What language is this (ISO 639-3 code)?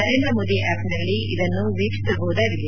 kan